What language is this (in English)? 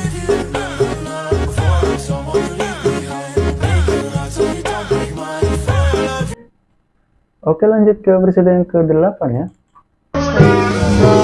Indonesian